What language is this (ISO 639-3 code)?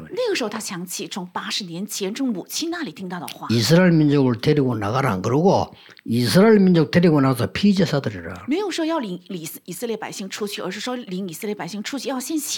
kor